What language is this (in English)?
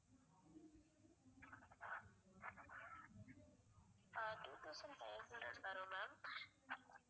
Tamil